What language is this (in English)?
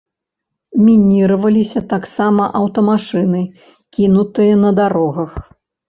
Belarusian